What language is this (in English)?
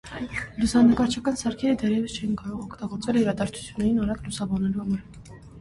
Armenian